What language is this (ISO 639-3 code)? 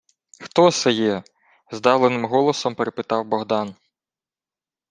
ukr